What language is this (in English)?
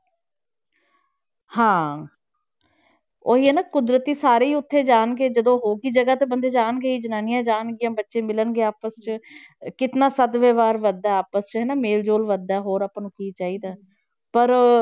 Punjabi